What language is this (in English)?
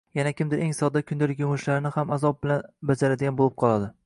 Uzbek